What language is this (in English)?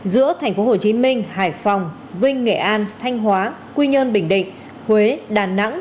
Vietnamese